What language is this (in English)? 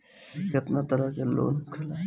Bhojpuri